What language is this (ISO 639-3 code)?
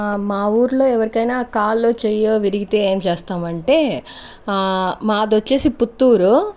tel